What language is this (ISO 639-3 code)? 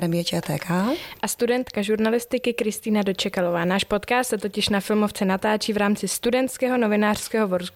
ces